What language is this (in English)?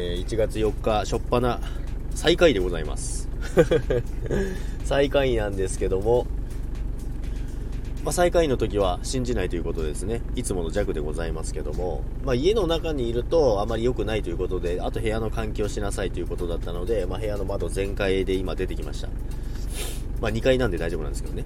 Japanese